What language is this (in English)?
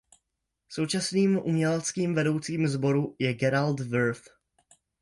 Czech